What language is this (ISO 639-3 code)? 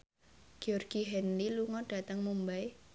jav